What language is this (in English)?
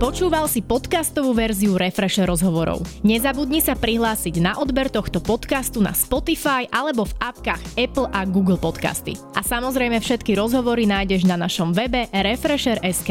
Slovak